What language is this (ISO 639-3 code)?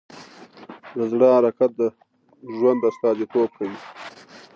pus